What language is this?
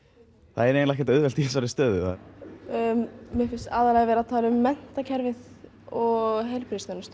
Icelandic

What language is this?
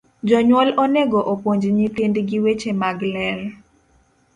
Luo (Kenya and Tanzania)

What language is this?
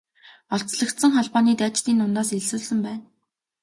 Mongolian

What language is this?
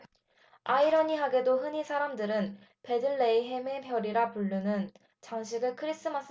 Korean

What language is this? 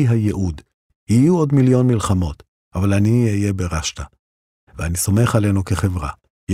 Hebrew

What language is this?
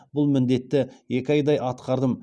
Kazakh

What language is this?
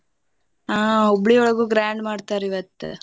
Kannada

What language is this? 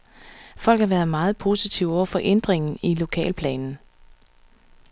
Danish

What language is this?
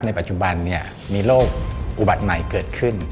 Thai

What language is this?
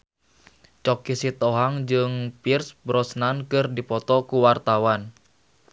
Sundanese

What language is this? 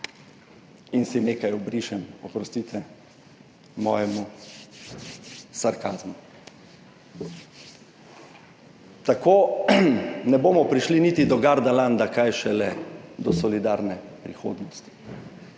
Slovenian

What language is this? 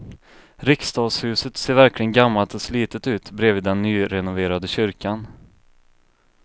Swedish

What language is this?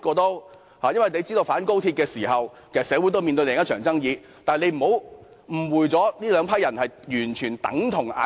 Cantonese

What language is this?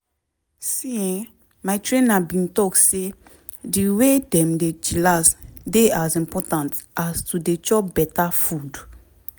Nigerian Pidgin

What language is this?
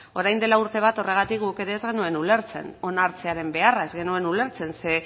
Basque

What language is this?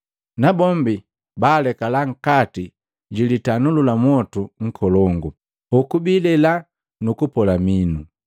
Matengo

